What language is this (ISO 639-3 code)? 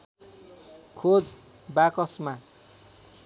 nep